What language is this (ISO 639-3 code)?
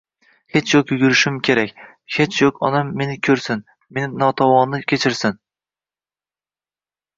uzb